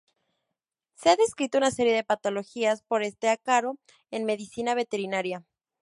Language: Spanish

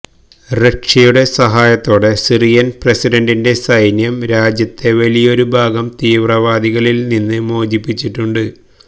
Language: Malayalam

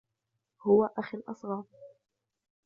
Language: Arabic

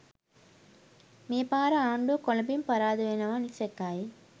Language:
Sinhala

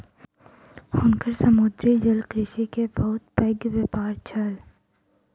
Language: Maithili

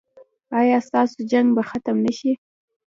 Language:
Pashto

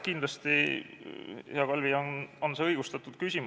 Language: Estonian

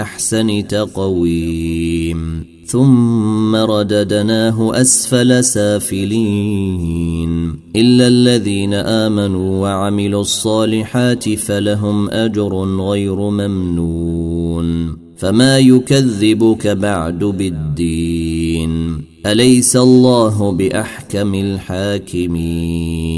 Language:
Arabic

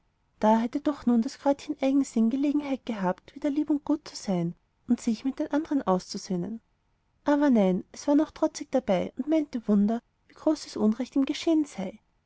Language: German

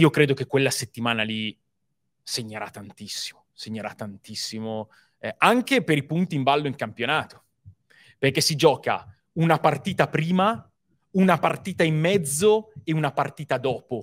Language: Italian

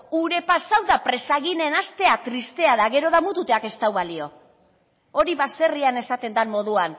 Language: Basque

